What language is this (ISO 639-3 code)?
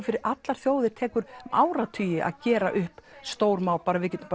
isl